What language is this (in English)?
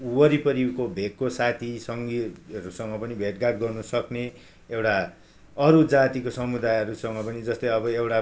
Nepali